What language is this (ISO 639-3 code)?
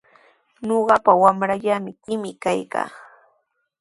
qws